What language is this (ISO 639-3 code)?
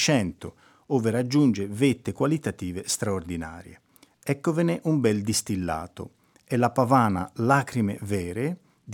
ita